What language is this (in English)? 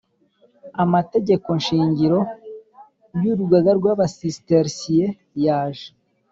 Kinyarwanda